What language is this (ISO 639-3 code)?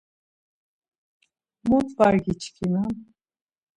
lzz